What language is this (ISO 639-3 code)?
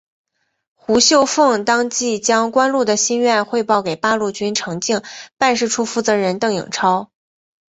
zho